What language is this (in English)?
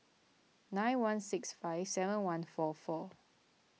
English